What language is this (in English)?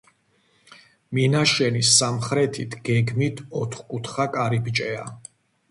Georgian